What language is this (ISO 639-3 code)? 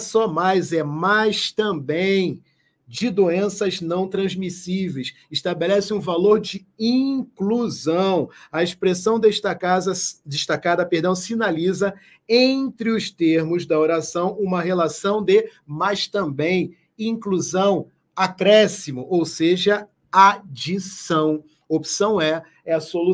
por